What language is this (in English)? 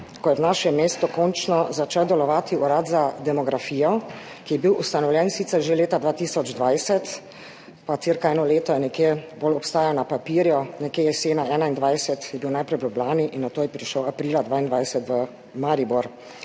Slovenian